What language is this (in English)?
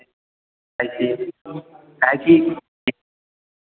Hindi